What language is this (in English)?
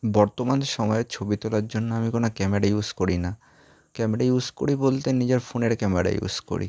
Bangla